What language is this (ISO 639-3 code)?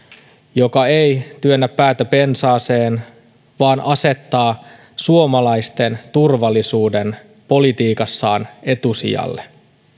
fin